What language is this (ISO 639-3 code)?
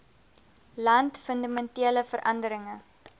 afr